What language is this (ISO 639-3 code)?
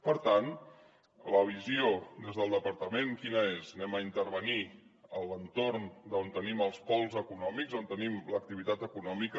cat